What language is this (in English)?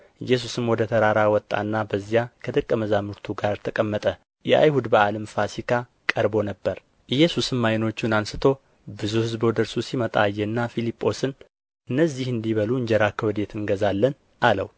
Amharic